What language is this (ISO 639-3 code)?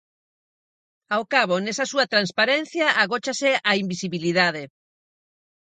glg